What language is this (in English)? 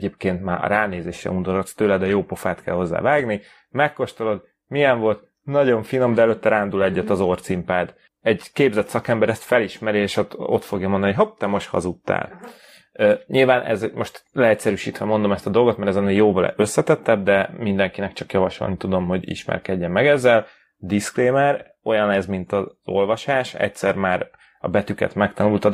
Hungarian